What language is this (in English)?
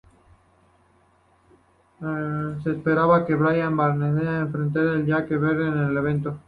Spanish